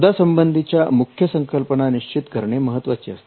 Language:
Marathi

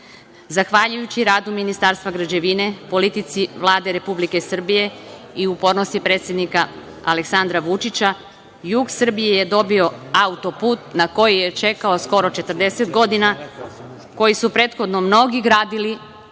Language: Serbian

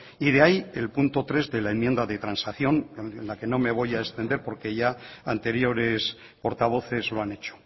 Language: Spanish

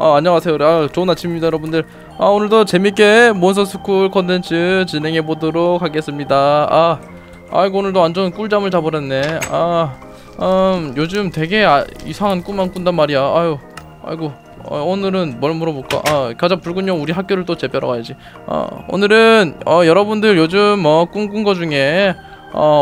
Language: Korean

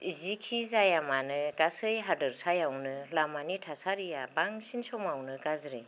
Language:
Bodo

